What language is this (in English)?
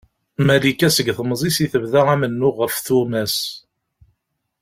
Kabyle